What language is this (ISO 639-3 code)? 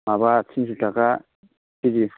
brx